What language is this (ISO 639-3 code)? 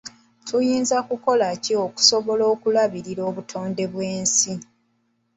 lug